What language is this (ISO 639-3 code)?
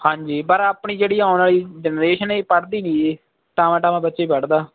pan